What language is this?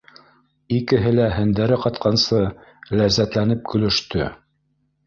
Bashkir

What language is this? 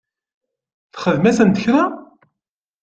Kabyle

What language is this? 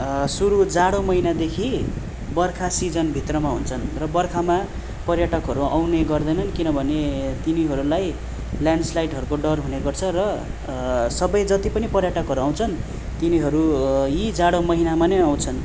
Nepali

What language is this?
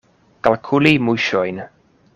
Esperanto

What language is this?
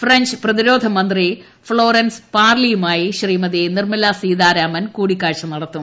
Malayalam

